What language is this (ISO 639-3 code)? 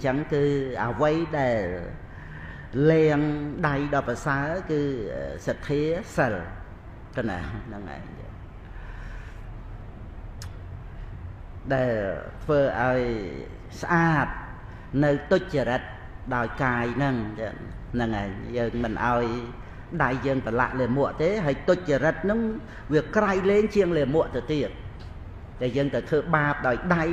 vie